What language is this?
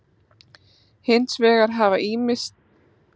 Icelandic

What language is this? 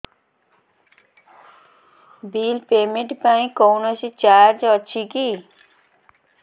Odia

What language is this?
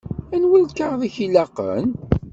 Kabyle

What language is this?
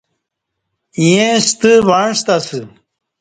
Kati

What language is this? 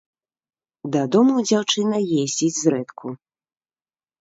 Belarusian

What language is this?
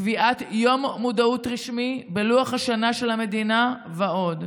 Hebrew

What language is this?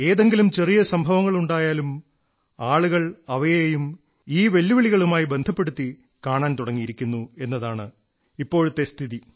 Malayalam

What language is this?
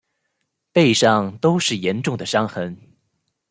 Chinese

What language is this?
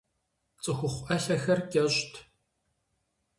Kabardian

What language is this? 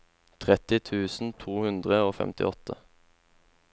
Norwegian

